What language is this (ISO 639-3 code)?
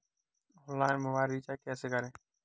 hin